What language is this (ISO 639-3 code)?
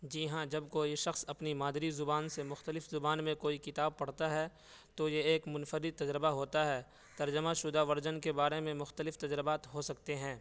urd